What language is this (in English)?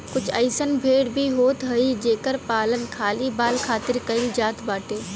Bhojpuri